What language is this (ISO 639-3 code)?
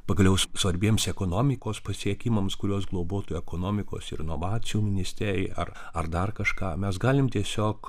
lit